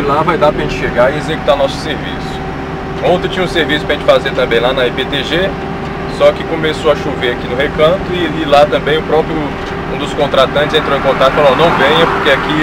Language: Portuguese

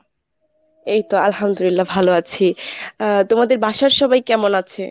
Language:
Bangla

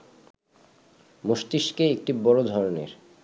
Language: Bangla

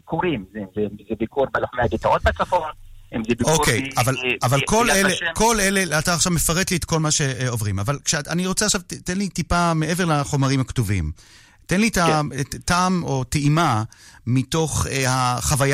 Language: Hebrew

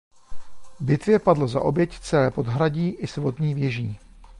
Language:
Czech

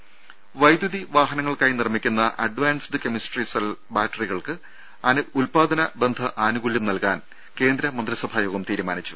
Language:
Malayalam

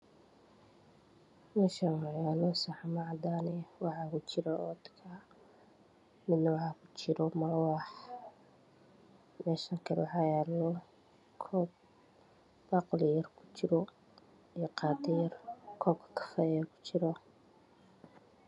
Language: Somali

